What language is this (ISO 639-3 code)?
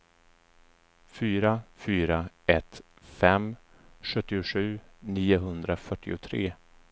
swe